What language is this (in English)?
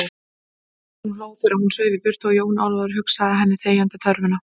Icelandic